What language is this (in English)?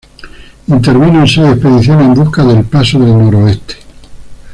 Spanish